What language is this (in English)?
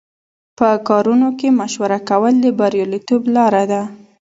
Pashto